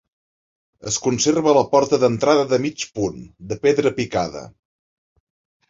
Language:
Catalan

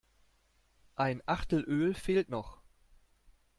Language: German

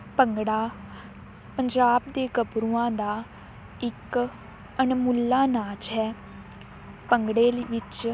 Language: Punjabi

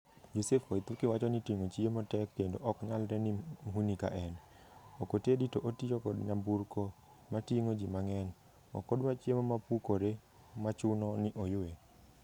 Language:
Luo (Kenya and Tanzania)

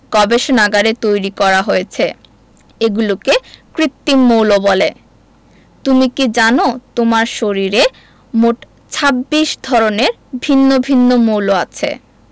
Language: Bangla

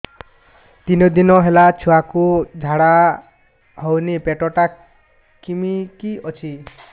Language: Odia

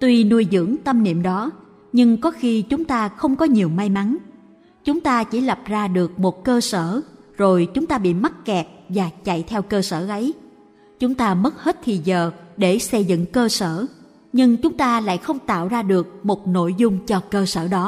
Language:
Vietnamese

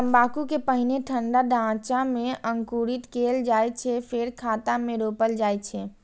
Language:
Maithili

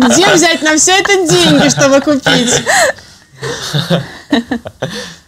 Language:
Russian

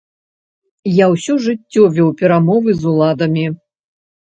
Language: Belarusian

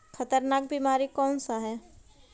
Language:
Magahi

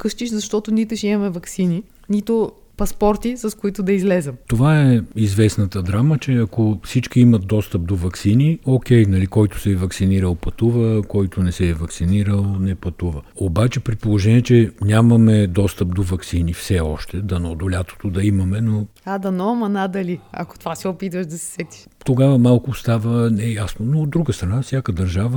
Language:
Bulgarian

